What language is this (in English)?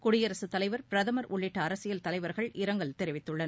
Tamil